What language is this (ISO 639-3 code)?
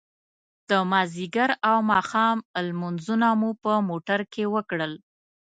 pus